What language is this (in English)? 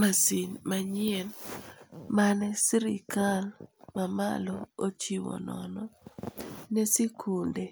Luo (Kenya and Tanzania)